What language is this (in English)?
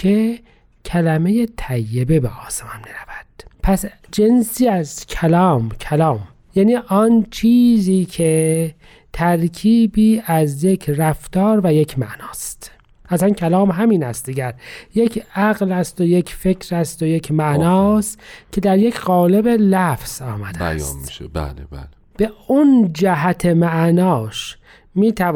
Persian